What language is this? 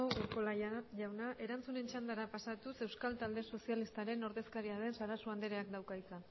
Basque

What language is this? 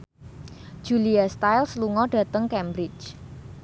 Javanese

